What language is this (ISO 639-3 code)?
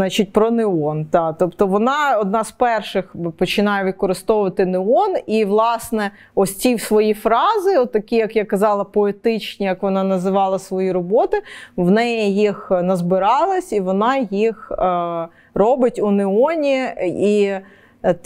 ukr